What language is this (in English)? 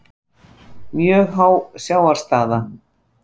Icelandic